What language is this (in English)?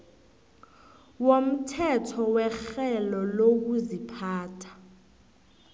South Ndebele